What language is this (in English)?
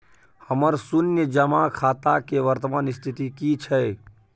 Maithili